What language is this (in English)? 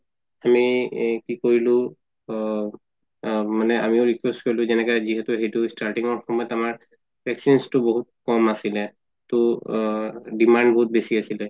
Assamese